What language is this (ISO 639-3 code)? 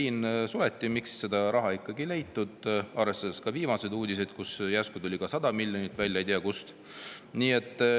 est